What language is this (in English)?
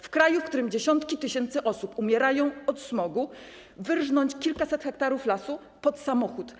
Polish